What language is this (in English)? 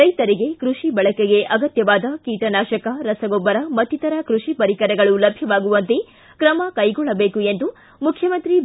Kannada